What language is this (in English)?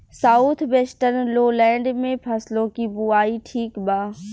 Bhojpuri